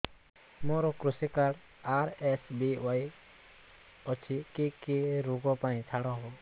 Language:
Odia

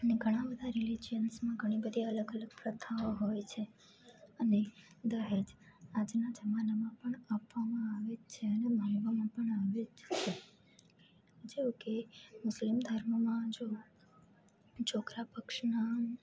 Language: Gujarati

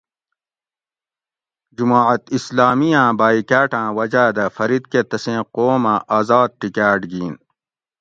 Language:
Gawri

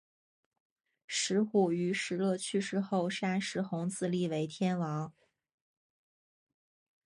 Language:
Chinese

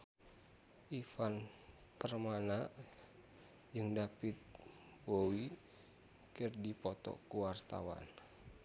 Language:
Sundanese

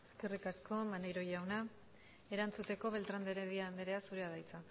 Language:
Basque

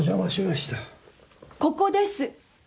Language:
Japanese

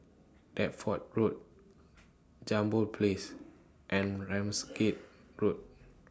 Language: English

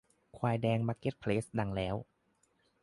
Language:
Thai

